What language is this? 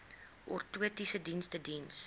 Afrikaans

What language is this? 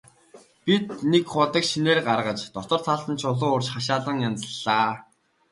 Mongolian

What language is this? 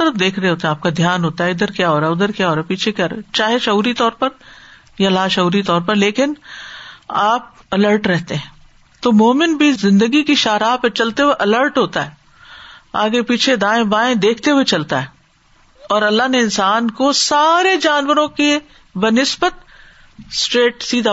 Urdu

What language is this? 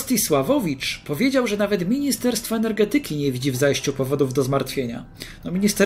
Polish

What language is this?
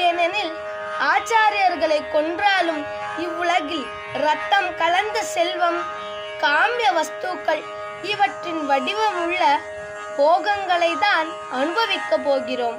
Turkish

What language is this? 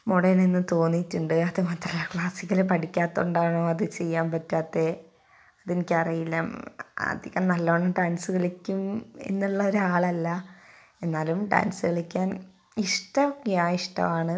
Malayalam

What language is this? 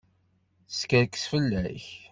Kabyle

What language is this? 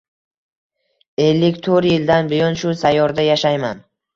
Uzbek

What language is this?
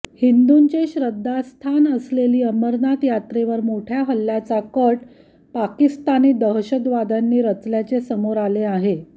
Marathi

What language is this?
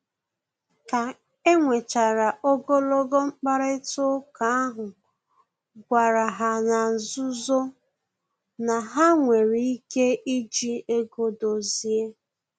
Igbo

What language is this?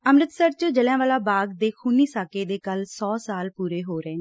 Punjabi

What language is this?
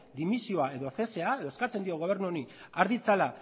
Basque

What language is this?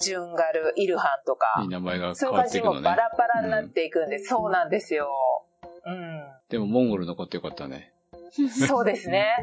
Japanese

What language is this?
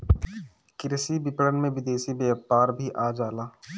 Bhojpuri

